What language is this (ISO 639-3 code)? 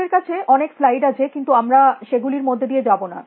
ben